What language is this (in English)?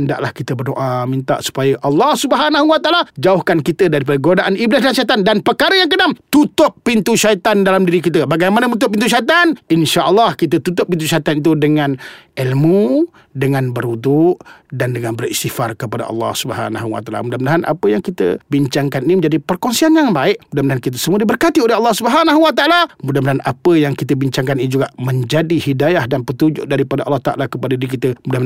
Malay